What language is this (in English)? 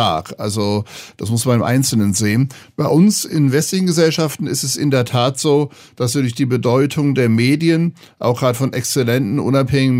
German